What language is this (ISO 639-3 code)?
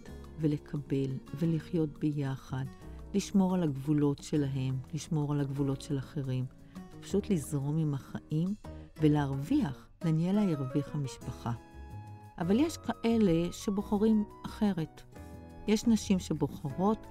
heb